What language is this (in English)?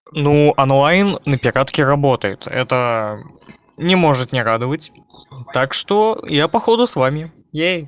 Russian